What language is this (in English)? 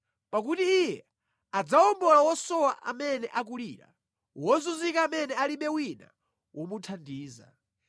Nyanja